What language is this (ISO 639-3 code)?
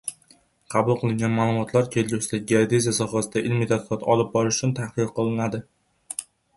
uzb